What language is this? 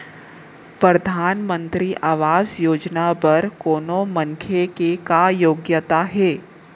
Chhattisgarhi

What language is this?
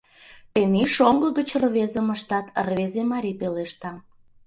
Mari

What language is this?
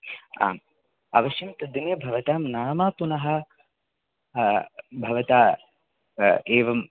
Sanskrit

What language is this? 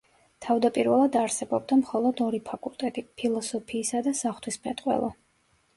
Georgian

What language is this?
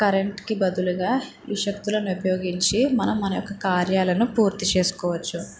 Telugu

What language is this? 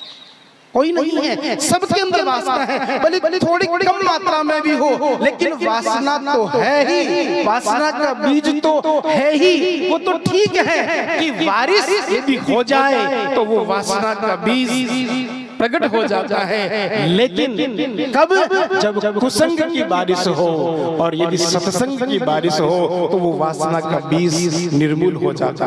Hindi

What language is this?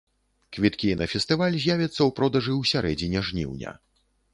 Belarusian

